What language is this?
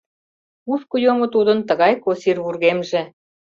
Mari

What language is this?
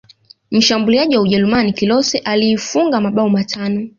Swahili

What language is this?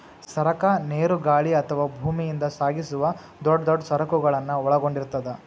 Kannada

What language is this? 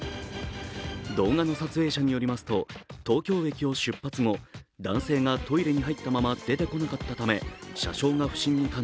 Japanese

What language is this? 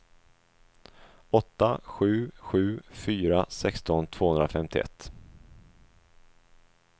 Swedish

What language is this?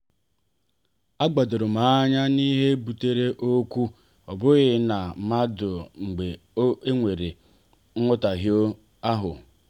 Igbo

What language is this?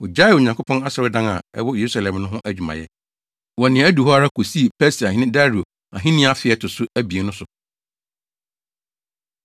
Akan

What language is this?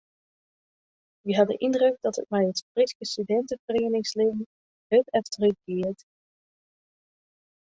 Western Frisian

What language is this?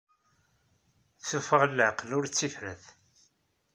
Kabyle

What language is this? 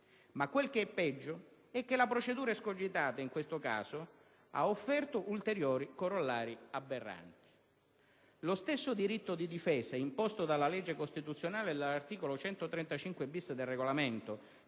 Italian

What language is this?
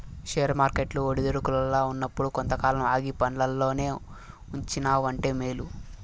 Telugu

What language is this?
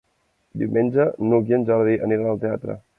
Catalan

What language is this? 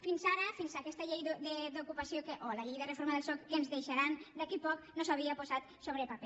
Catalan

